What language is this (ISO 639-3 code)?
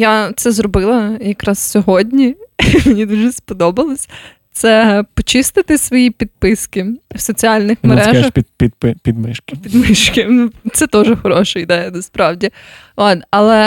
ukr